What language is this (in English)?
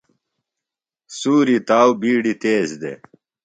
Phalura